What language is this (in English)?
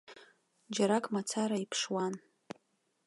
Abkhazian